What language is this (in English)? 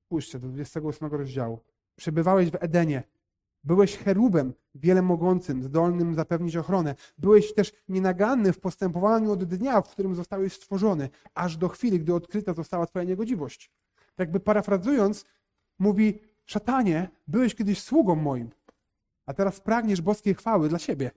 Polish